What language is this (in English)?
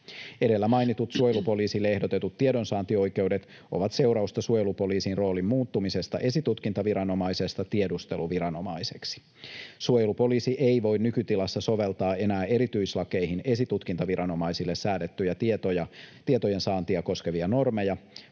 Finnish